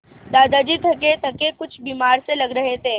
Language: Hindi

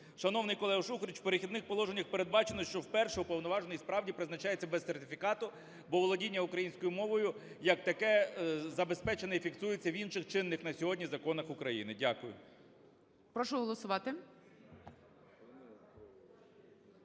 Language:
Ukrainian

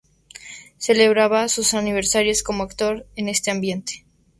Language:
Spanish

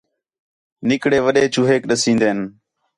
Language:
Khetrani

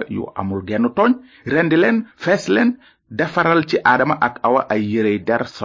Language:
French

